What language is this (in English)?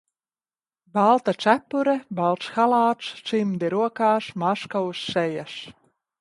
Latvian